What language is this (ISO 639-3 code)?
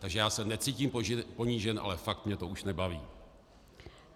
ces